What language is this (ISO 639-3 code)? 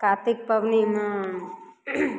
mai